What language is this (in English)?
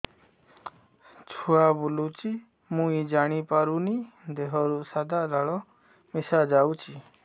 Odia